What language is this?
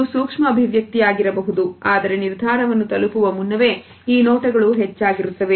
Kannada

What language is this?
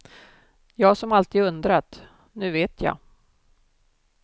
Swedish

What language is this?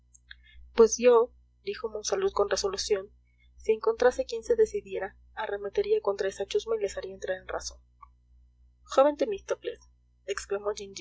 Spanish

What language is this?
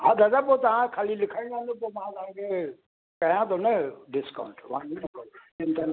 Sindhi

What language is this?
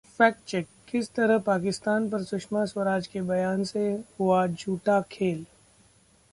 Hindi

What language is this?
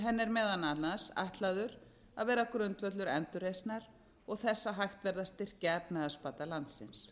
Icelandic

